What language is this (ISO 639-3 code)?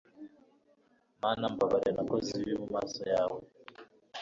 kin